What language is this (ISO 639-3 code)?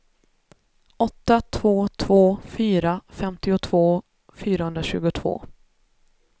swe